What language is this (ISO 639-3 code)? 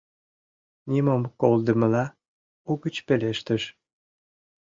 chm